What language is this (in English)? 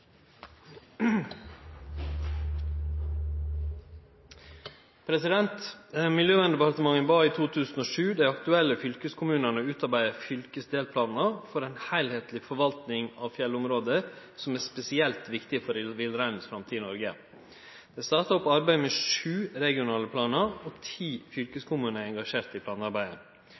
Norwegian